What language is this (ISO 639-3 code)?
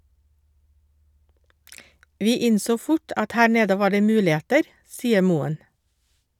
nor